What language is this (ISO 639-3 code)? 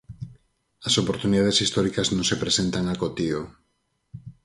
glg